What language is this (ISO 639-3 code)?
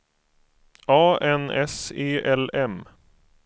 swe